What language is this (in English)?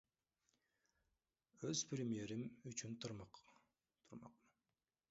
Kyrgyz